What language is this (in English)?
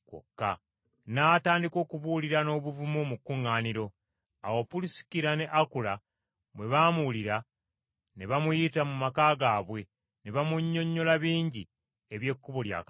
Ganda